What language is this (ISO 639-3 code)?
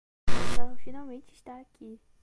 por